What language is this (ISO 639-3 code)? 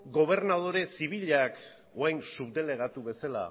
eus